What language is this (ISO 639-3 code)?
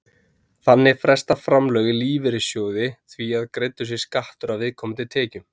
isl